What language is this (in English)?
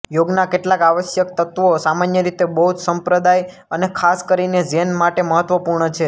Gujarati